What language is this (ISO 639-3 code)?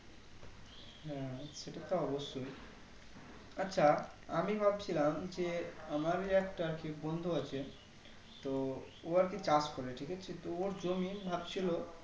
ben